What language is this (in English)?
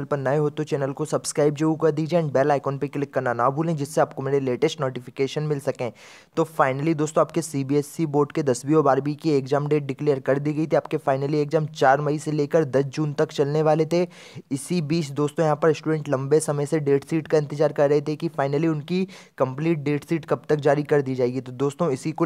Hindi